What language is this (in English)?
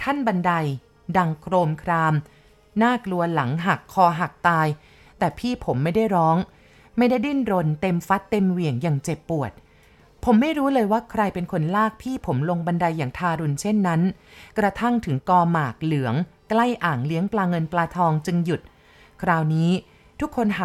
Thai